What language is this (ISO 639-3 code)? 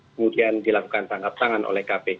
ind